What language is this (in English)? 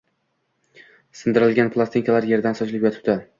Uzbek